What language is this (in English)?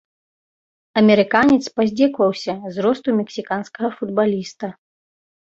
Belarusian